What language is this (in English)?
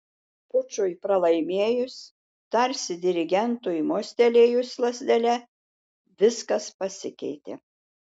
Lithuanian